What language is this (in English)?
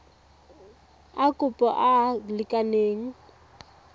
Tswana